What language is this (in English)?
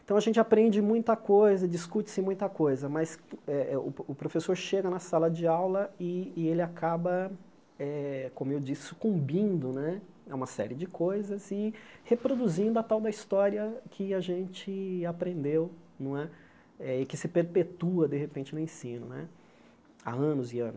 Portuguese